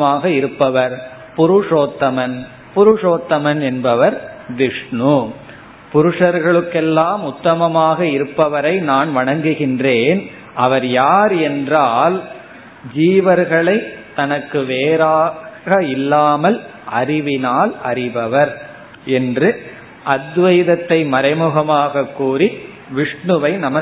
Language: Tamil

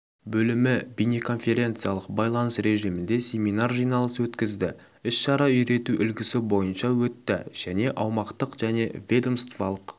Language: Kazakh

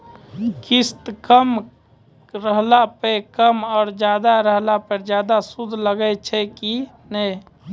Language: Maithili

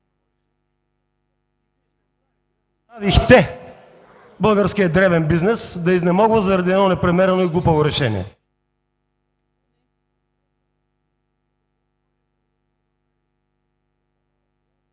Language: Bulgarian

